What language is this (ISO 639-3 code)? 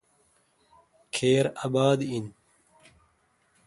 xka